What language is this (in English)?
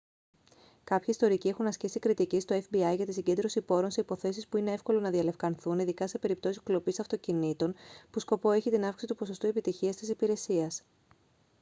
Greek